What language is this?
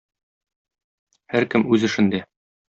Tatar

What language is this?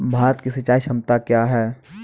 Maithili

